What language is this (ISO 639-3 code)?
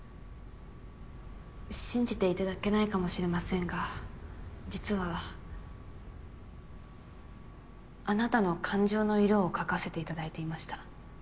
jpn